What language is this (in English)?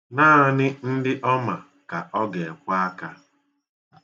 Igbo